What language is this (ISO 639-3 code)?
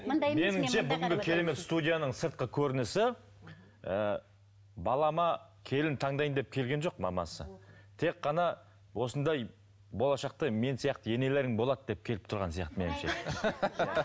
kaz